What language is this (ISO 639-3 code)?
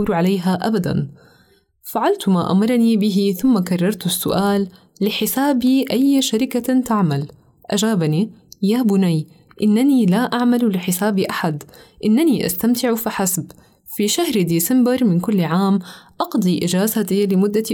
ara